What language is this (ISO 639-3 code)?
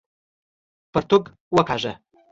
pus